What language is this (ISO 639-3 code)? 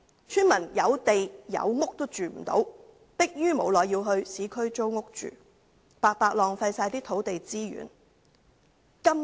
yue